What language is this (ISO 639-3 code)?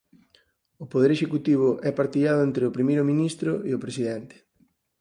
glg